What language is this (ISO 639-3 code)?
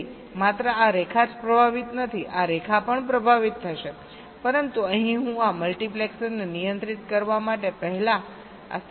guj